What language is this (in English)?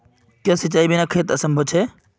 Magahi